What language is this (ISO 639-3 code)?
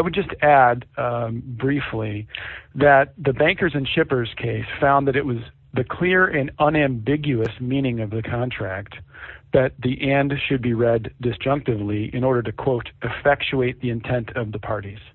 eng